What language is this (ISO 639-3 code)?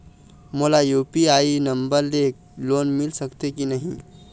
hne